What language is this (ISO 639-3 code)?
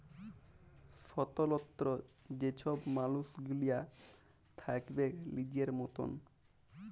ben